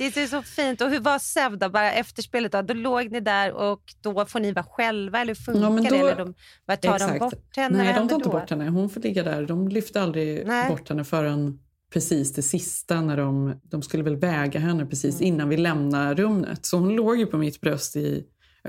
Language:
Swedish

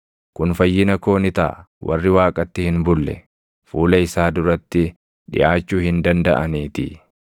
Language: Oromo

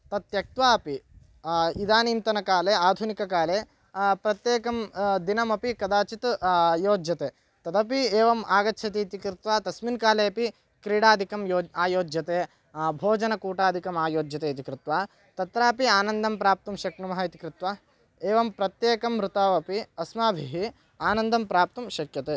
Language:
Sanskrit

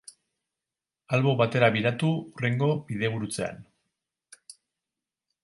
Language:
Basque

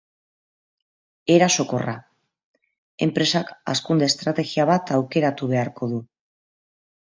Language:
Basque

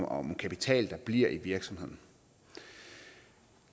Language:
Danish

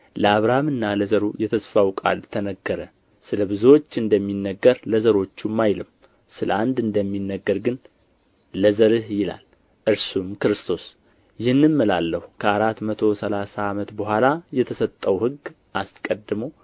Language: Amharic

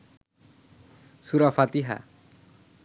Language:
Bangla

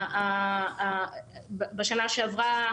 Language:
Hebrew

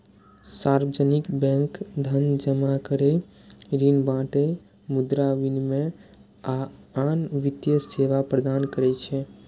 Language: Maithili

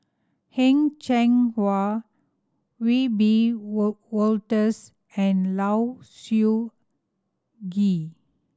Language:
English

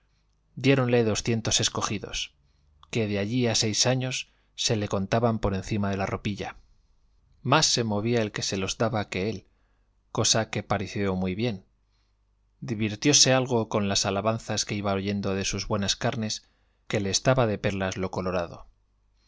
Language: Spanish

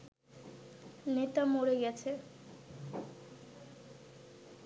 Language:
Bangla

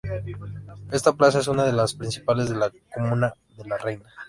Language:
Spanish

